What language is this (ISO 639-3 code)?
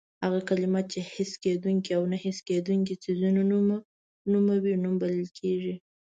pus